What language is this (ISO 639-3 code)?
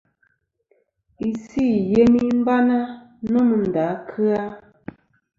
bkm